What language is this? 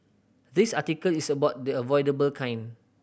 English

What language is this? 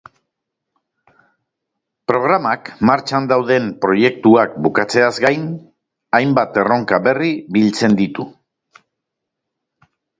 Basque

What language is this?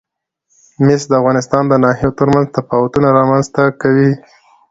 Pashto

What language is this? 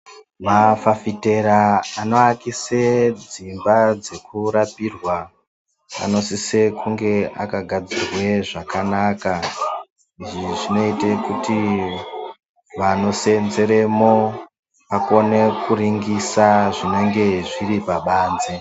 Ndau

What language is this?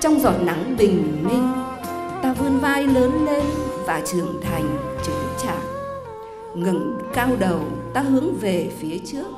Vietnamese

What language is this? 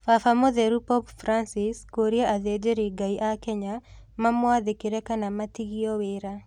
Kikuyu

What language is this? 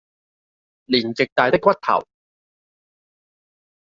Cantonese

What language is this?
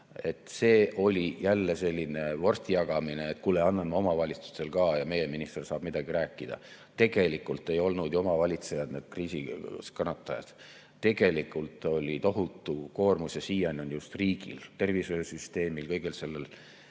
Estonian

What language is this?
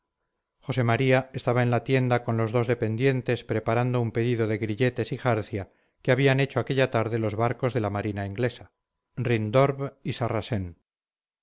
Spanish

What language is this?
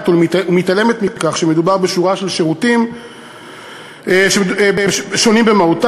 Hebrew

